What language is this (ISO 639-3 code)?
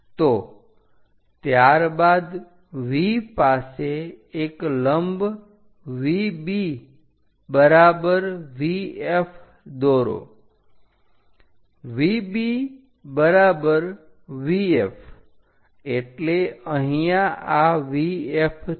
guj